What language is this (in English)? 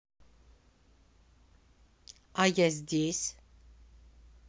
Russian